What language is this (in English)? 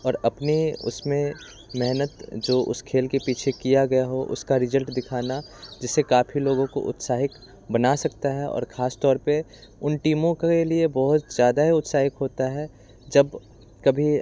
Hindi